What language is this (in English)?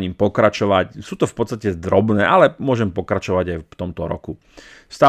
Slovak